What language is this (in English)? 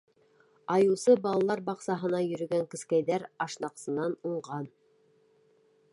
Bashkir